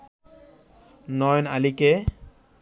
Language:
Bangla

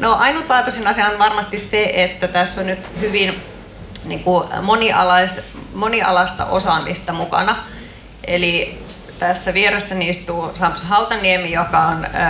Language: Finnish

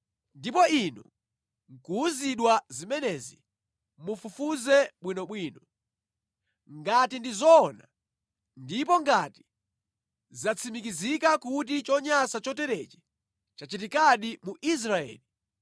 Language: Nyanja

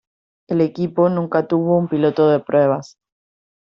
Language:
Spanish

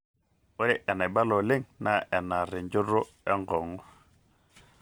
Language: Masai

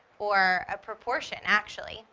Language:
English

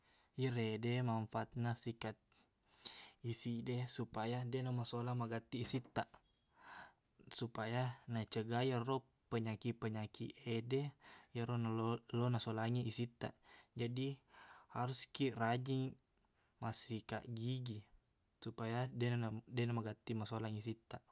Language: Buginese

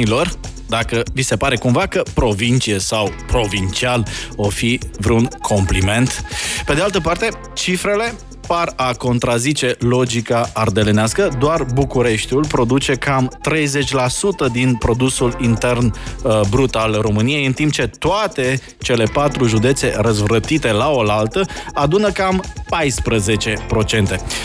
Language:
Romanian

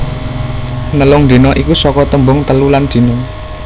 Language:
Javanese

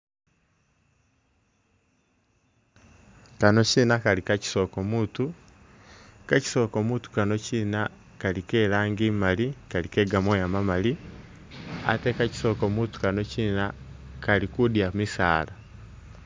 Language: Masaaba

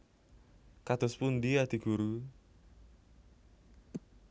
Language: Javanese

